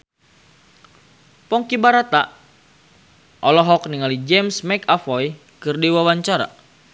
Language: Sundanese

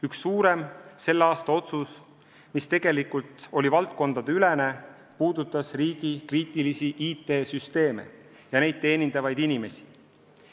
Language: Estonian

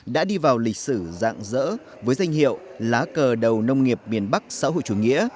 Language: Vietnamese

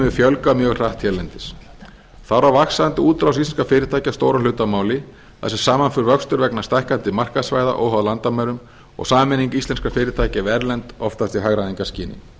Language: Icelandic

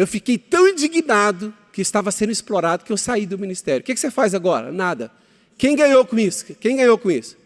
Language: Portuguese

